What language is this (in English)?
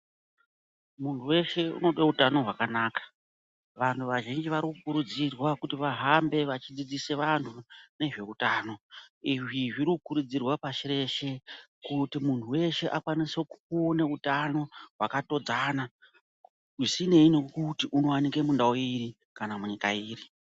Ndau